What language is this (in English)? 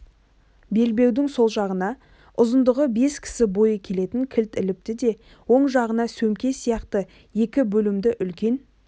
Kazakh